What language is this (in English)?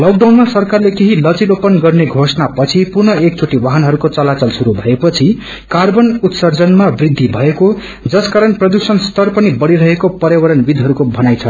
Nepali